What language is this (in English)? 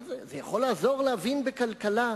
Hebrew